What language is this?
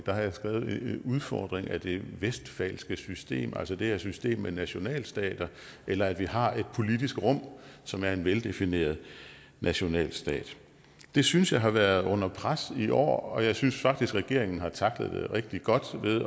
Danish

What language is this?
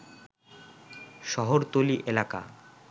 Bangla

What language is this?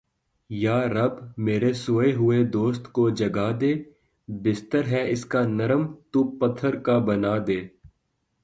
Urdu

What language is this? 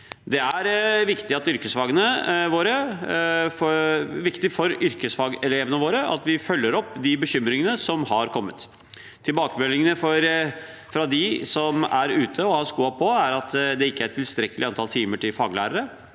Norwegian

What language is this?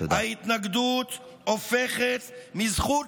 Hebrew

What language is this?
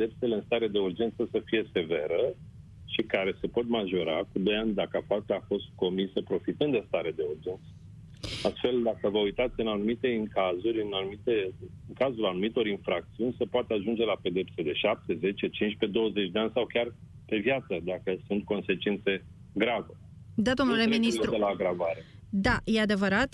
Romanian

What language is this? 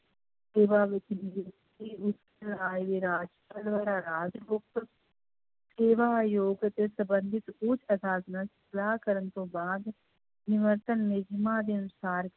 Punjabi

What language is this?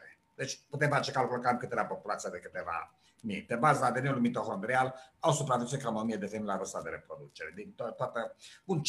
Romanian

